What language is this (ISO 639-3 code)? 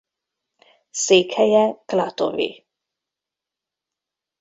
hun